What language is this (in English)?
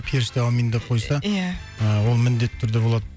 Kazakh